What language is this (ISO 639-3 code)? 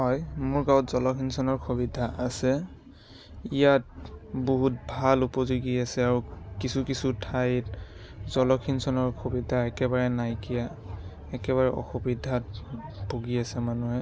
asm